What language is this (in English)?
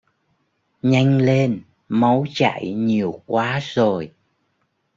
Vietnamese